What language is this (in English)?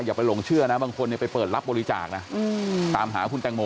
Thai